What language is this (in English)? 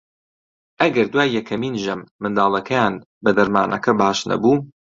Central Kurdish